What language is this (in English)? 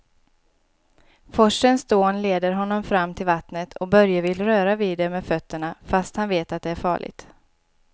Swedish